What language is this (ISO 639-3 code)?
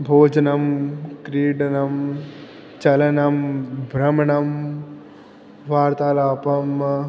san